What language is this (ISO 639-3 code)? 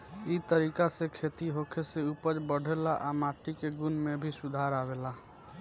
bho